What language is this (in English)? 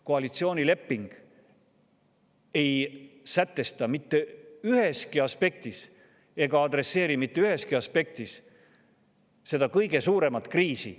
Estonian